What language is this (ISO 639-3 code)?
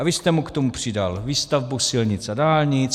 ces